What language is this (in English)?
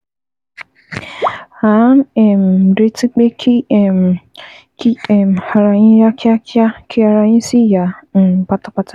Yoruba